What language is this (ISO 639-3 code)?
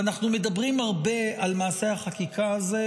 heb